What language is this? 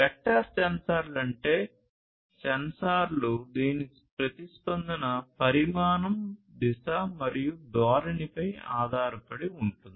Telugu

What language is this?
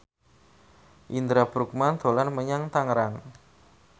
Javanese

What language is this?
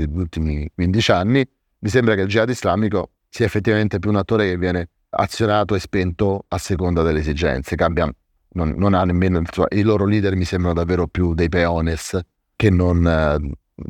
Italian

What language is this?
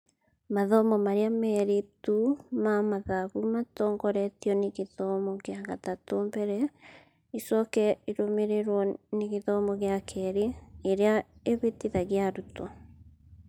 Kikuyu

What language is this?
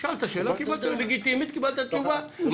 Hebrew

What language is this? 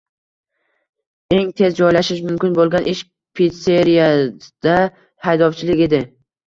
Uzbek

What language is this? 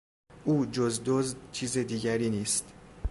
Persian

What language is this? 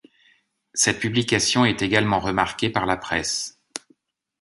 French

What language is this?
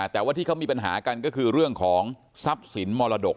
Thai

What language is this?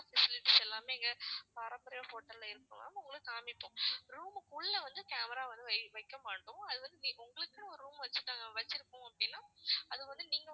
Tamil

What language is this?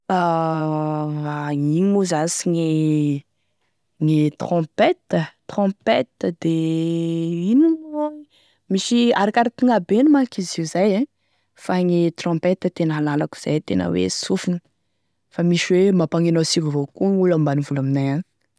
Tesaka Malagasy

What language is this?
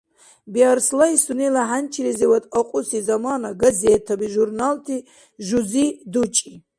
Dargwa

